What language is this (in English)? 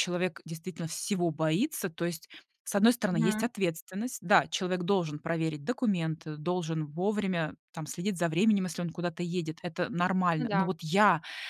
Russian